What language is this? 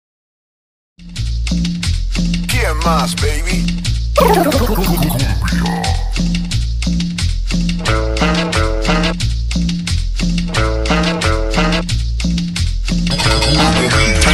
Indonesian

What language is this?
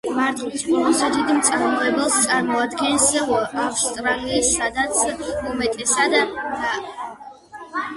Georgian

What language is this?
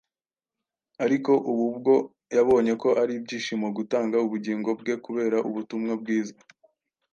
Kinyarwanda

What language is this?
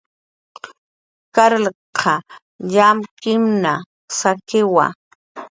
Jaqaru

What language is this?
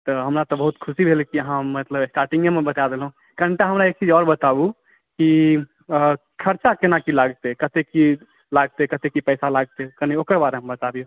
Maithili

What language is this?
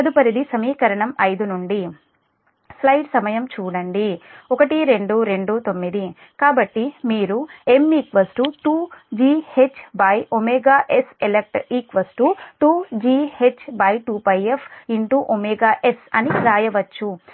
Telugu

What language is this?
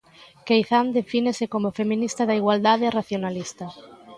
Galician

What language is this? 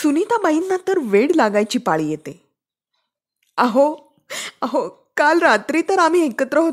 Marathi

